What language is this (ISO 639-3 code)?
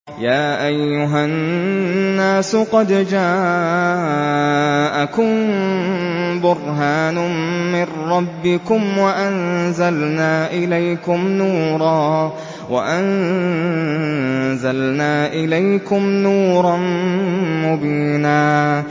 ara